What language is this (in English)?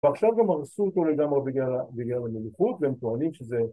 Hebrew